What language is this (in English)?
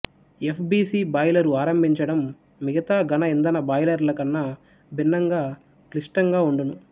Telugu